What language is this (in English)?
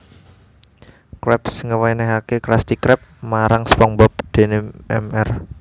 Javanese